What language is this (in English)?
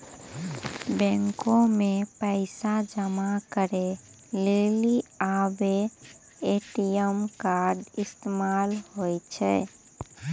Maithili